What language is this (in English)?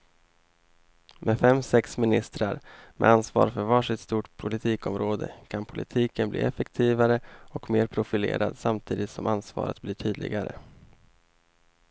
Swedish